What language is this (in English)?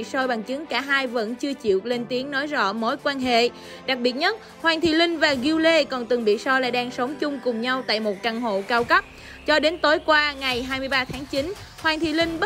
Vietnamese